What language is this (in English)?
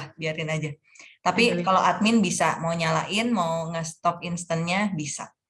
Indonesian